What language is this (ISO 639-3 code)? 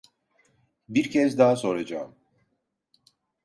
tur